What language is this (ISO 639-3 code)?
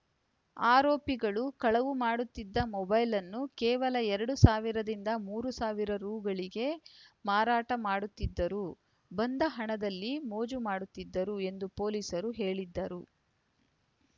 kan